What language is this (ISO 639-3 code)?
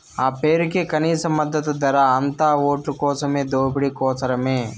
tel